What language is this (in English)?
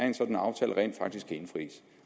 Danish